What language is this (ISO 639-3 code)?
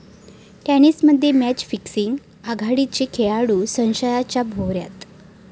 mar